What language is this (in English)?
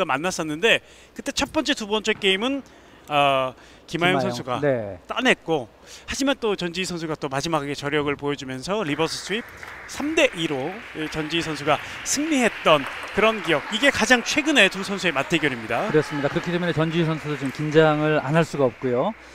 Korean